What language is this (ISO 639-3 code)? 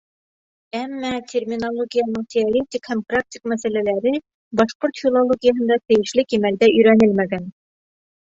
bak